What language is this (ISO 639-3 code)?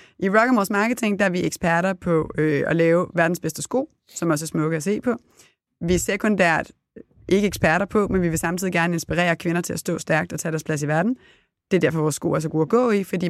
dan